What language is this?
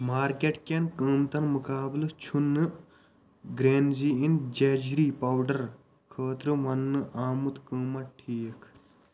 Kashmiri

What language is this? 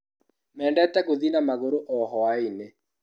Kikuyu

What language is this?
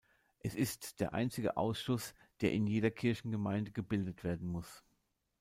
German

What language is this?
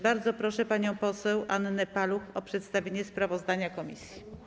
Polish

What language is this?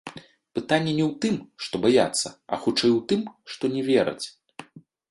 Belarusian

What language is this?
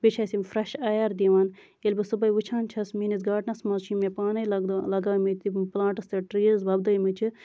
Kashmiri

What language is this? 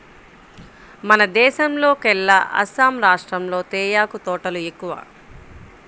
Telugu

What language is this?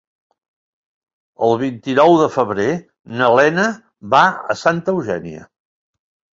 Catalan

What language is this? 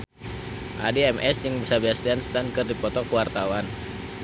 Sundanese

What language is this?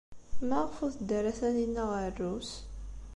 Kabyle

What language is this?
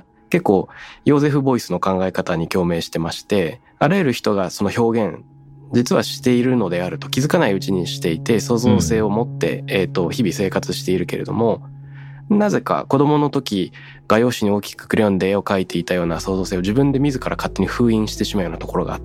Japanese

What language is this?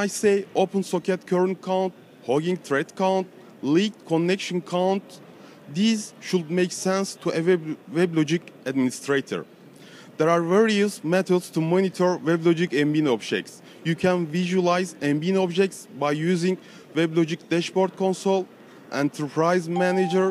English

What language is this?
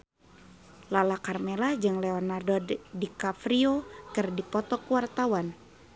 Sundanese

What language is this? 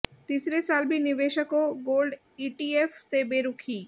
Hindi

